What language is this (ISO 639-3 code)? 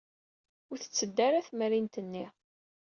kab